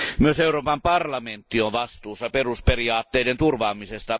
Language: Finnish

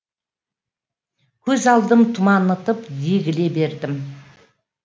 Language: Kazakh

